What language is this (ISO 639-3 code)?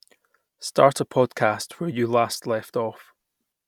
eng